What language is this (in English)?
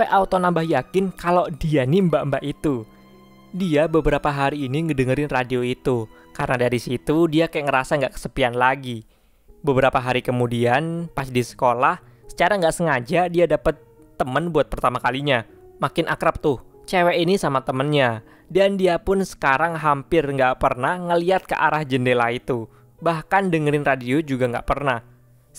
Indonesian